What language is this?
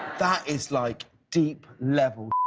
English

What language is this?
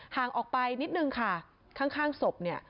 Thai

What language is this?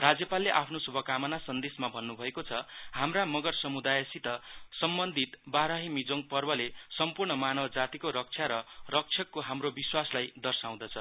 Nepali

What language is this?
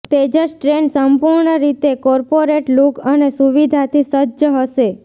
Gujarati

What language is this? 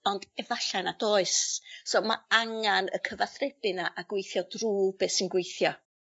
Welsh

